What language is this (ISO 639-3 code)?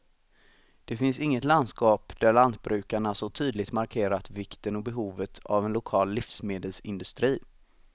swe